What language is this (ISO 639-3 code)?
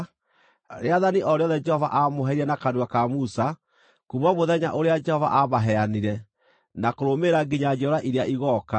kik